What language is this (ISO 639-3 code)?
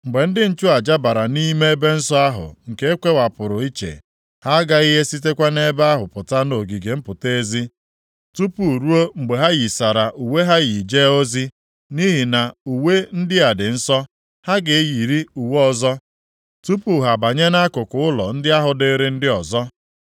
ibo